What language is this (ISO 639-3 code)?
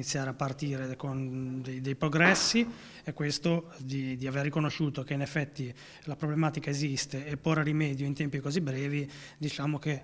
ita